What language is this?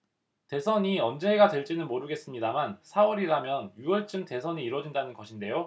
Korean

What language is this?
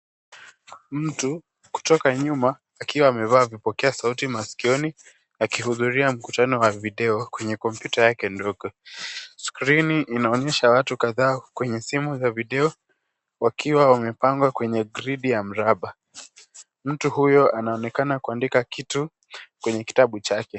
Swahili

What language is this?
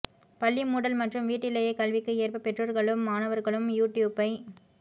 Tamil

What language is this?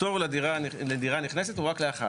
Hebrew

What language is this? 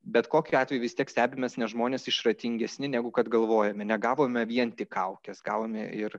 Lithuanian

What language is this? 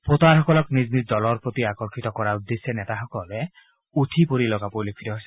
Assamese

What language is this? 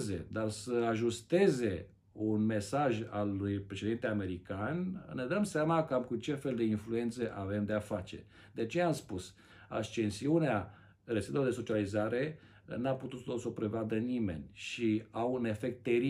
Romanian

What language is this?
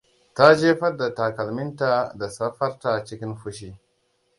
Hausa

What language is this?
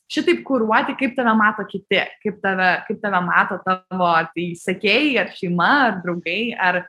Lithuanian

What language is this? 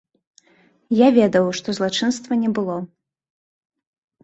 Belarusian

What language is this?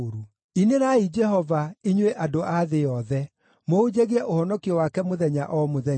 Kikuyu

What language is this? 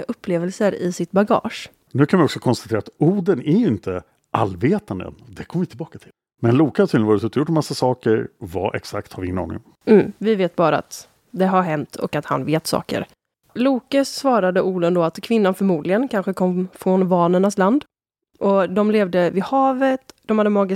Swedish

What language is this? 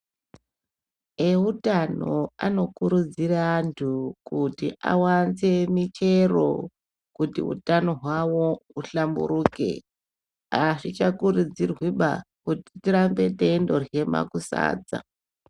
Ndau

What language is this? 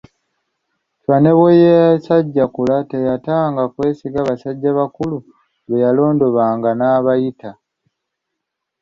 Ganda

